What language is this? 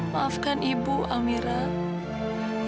Indonesian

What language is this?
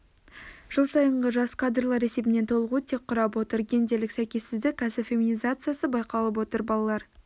Kazakh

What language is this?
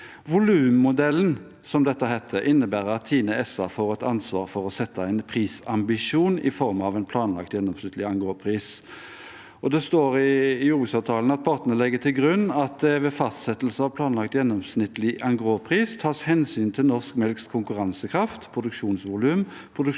Norwegian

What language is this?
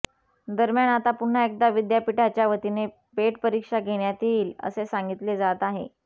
Marathi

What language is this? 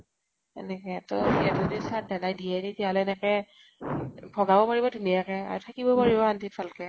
Assamese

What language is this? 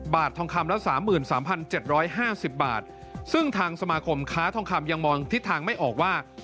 Thai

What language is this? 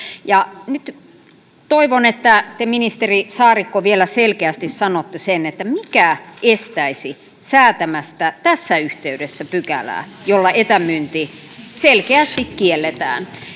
Finnish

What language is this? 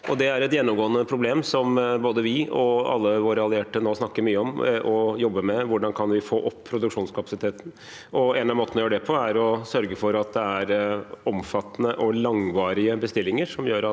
Norwegian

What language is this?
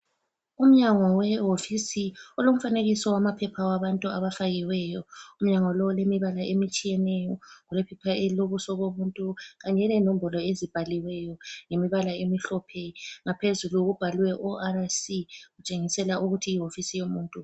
North Ndebele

